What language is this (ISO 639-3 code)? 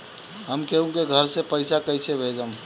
bho